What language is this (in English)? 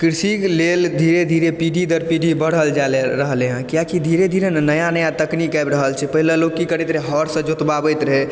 Maithili